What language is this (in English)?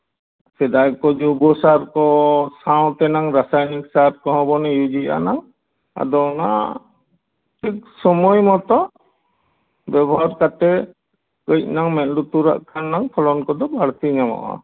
Santali